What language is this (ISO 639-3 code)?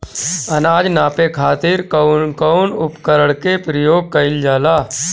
bho